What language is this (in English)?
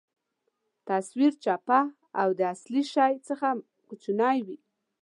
Pashto